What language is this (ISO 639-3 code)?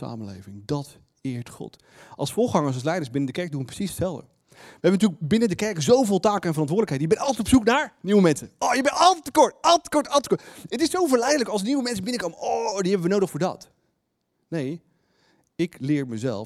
nld